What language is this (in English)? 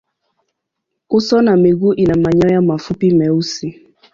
Swahili